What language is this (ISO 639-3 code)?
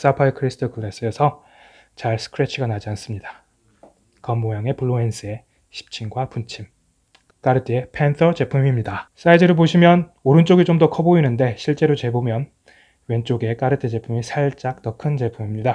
kor